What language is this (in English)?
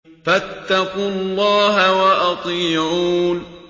Arabic